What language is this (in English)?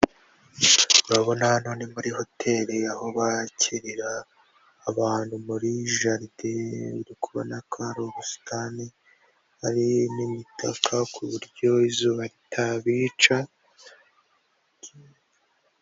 Kinyarwanda